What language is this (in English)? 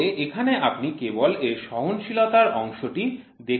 Bangla